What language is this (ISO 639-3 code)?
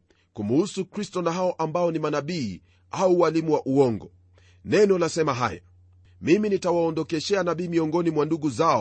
swa